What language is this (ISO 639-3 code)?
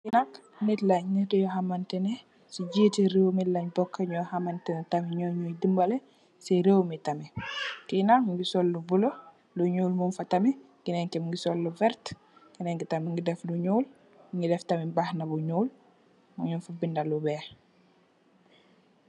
wol